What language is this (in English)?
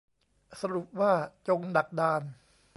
Thai